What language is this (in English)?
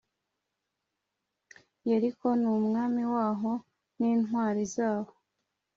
Kinyarwanda